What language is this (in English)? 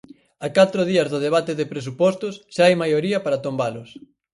Galician